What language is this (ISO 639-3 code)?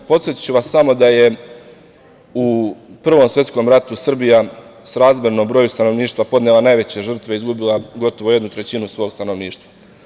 srp